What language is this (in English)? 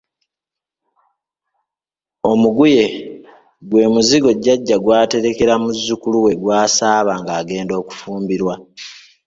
Ganda